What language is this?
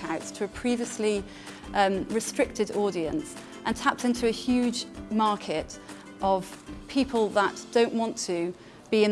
English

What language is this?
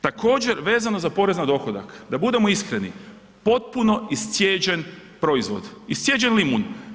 Croatian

